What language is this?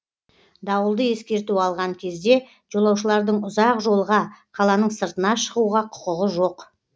Kazakh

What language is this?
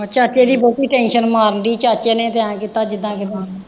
Punjabi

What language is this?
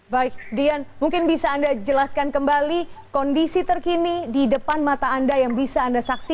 Indonesian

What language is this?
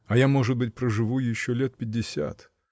Russian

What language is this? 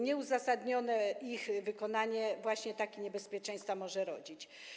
Polish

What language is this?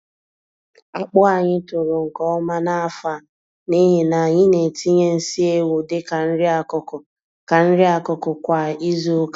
Igbo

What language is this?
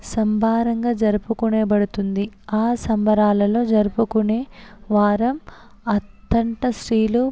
Telugu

